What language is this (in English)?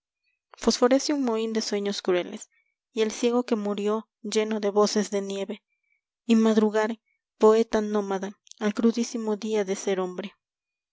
Spanish